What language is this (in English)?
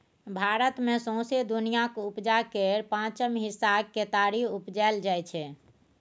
Maithili